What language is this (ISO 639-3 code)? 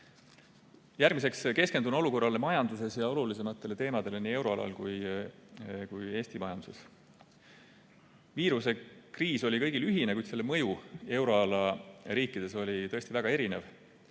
est